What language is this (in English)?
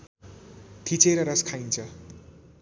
Nepali